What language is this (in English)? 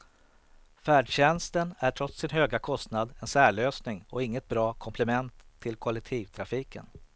Swedish